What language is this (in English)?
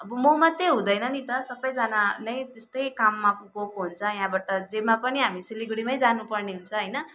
Nepali